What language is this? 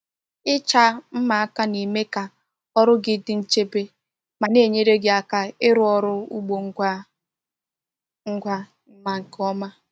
Igbo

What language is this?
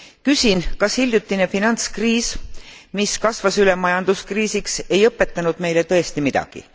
Estonian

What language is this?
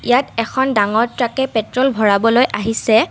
Assamese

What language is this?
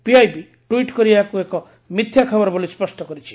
Odia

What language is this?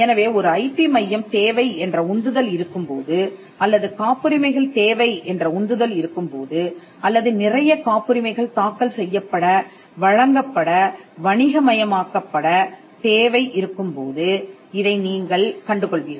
Tamil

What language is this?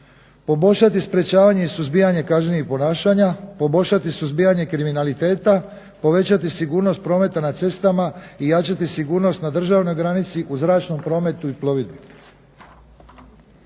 Croatian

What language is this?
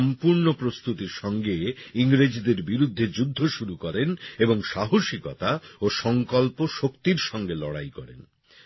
Bangla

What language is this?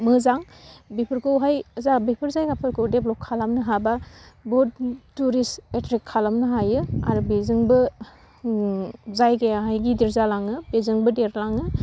Bodo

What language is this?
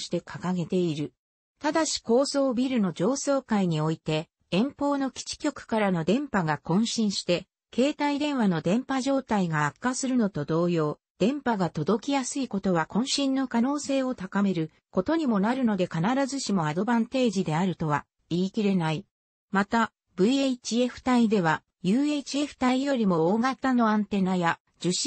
Japanese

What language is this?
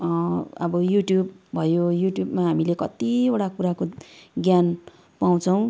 Nepali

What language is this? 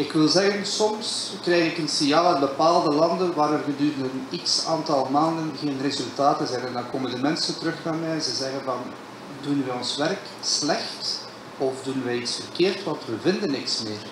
Dutch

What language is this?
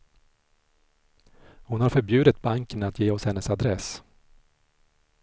Swedish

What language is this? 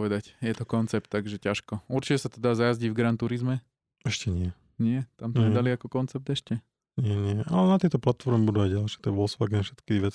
Slovak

